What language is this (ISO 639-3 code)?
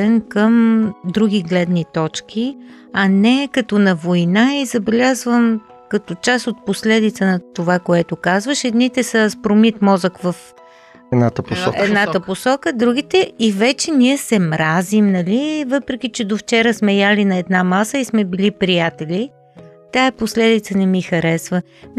bul